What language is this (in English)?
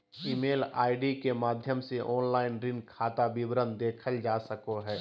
Magahi